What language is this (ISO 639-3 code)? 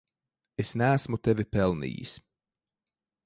lav